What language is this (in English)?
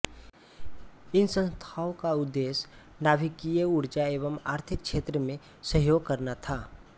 Hindi